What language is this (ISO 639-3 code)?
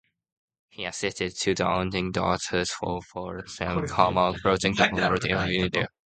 eng